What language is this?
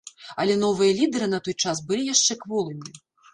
Belarusian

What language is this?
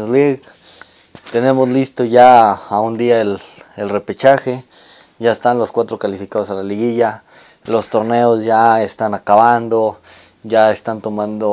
Spanish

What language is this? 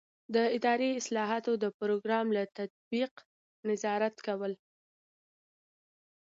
Pashto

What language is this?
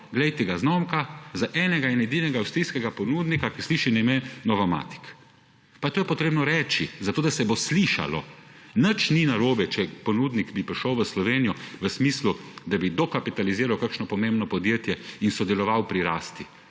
Slovenian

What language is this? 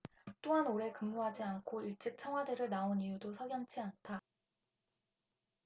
Korean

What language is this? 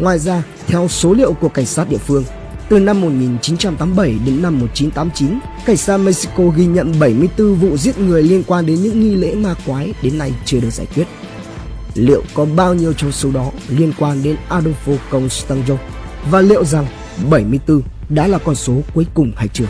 Vietnamese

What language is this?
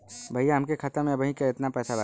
Bhojpuri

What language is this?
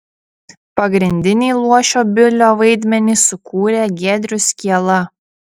Lithuanian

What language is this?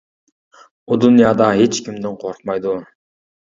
Uyghur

